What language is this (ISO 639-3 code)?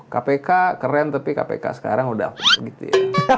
ind